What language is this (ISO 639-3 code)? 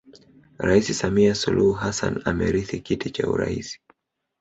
swa